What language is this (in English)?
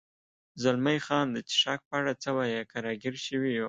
Pashto